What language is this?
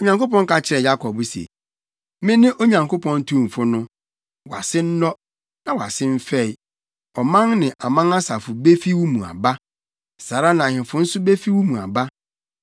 Akan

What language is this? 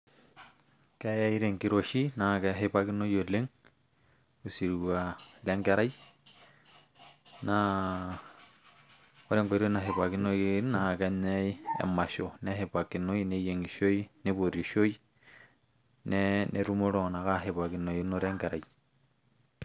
Masai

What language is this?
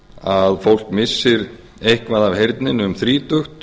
Icelandic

